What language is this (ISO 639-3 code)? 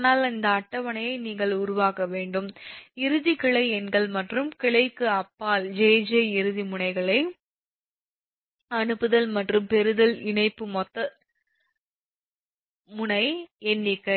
tam